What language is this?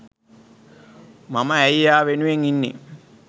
Sinhala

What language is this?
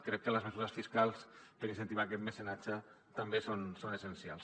Catalan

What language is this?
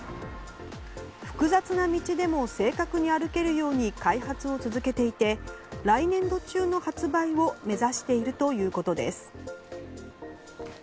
Japanese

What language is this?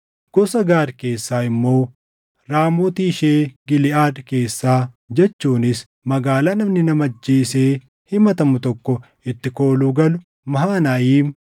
Oromo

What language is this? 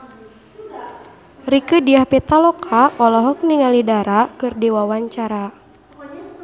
Sundanese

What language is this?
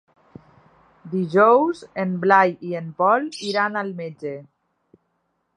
Catalan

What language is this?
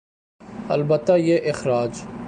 Urdu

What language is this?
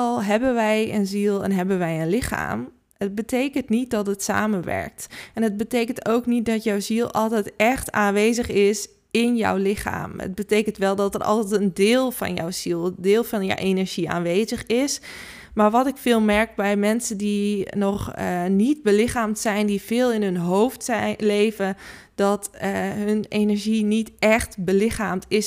Dutch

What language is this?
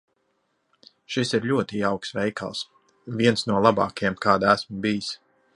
Latvian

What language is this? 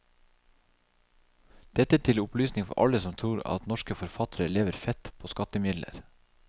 Norwegian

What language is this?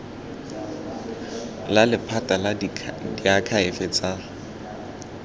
Tswana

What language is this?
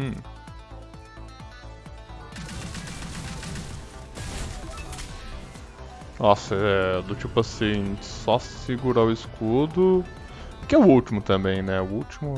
Portuguese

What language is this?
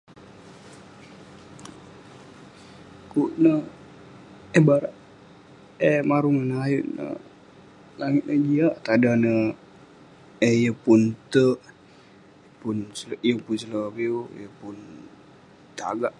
Western Penan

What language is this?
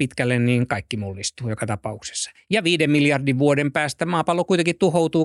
Finnish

